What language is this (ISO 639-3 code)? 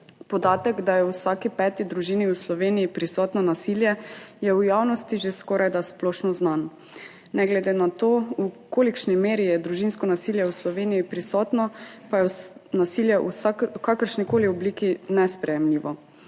slv